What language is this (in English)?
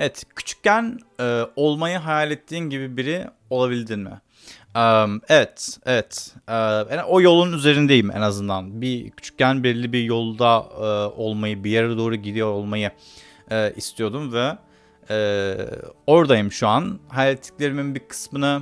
Turkish